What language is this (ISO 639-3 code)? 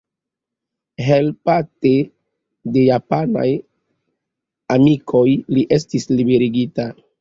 epo